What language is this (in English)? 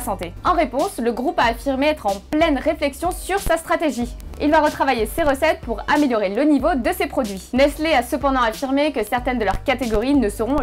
French